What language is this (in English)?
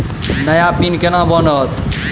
Maithili